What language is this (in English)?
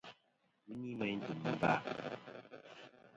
Kom